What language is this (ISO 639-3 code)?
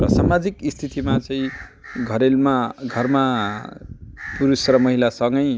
nep